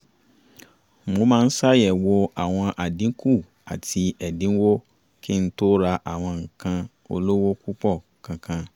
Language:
Yoruba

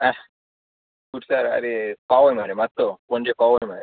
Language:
Konkani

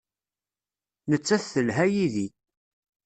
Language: Kabyle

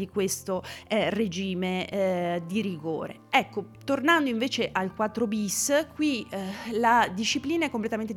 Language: Italian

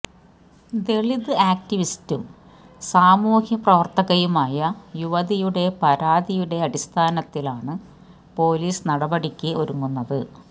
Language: Malayalam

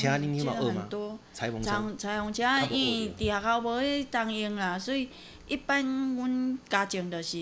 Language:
Chinese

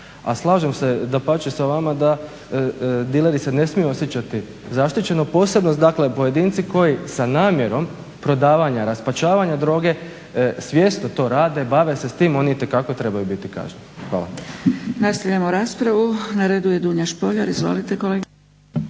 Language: Croatian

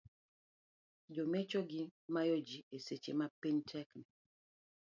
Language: Luo (Kenya and Tanzania)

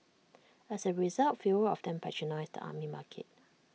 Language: English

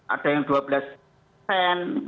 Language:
Indonesian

